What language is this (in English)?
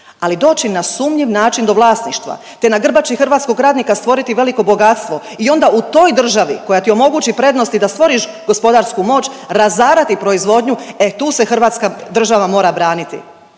Croatian